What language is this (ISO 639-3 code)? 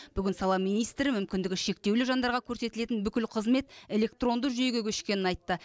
kaz